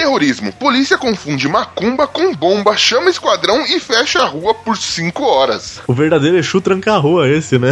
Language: Portuguese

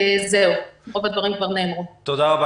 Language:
Hebrew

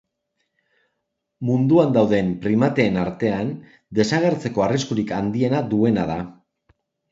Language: Basque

